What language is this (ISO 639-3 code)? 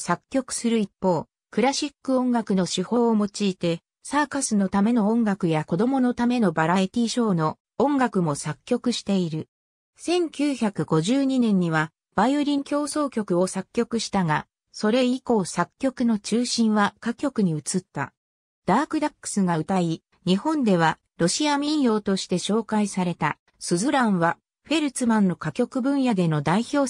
jpn